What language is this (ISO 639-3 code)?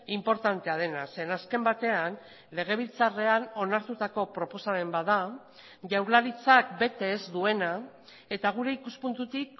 eus